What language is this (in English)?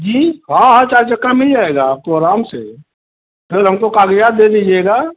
Hindi